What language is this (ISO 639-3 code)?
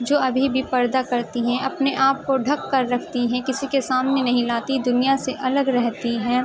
urd